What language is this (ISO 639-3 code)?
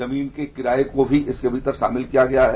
hin